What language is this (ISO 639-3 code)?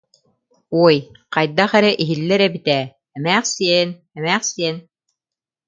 sah